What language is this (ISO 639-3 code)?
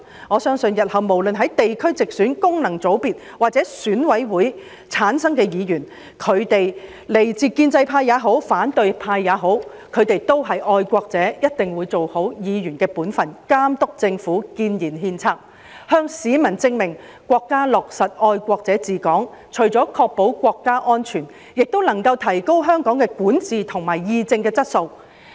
yue